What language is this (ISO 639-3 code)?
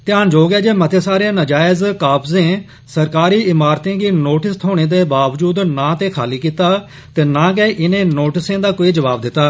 doi